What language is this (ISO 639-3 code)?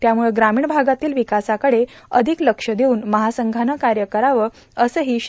mar